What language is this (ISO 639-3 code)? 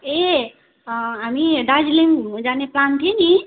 nep